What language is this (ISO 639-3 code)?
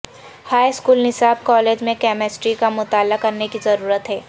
urd